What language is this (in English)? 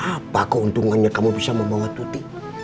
Indonesian